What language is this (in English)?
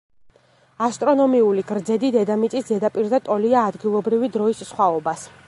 Georgian